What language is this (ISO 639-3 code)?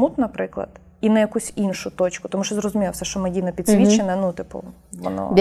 ukr